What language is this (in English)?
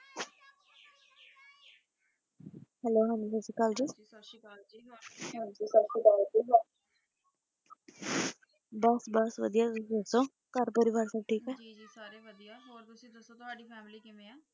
Punjabi